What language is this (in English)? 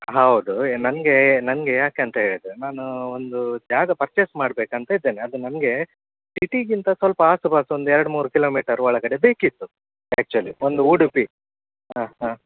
Kannada